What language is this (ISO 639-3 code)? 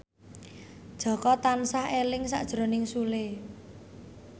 jav